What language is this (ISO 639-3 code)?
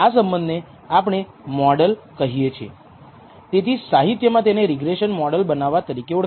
guj